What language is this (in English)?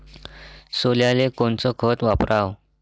Marathi